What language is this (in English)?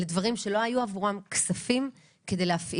Hebrew